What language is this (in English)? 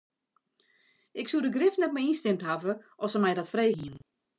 Western Frisian